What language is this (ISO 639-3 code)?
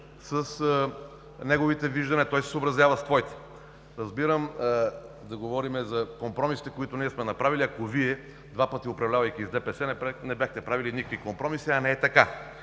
bul